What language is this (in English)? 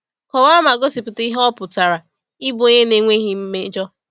Igbo